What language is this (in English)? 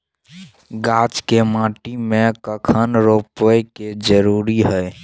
Maithili